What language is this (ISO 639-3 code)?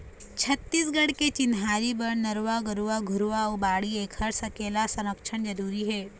hne